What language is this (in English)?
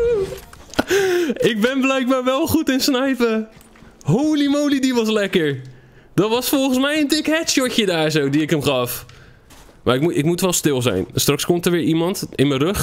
Dutch